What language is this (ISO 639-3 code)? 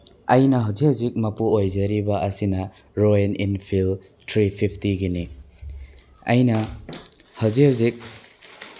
mni